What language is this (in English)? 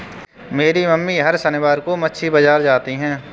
Hindi